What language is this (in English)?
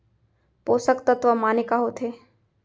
Chhattisgarhi